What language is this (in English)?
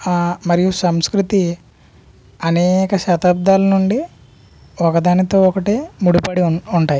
Telugu